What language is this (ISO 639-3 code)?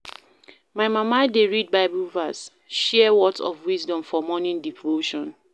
pcm